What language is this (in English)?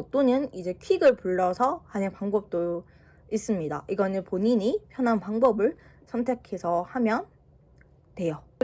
Korean